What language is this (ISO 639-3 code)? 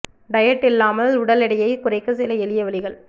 tam